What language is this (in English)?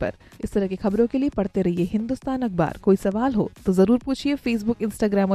Hindi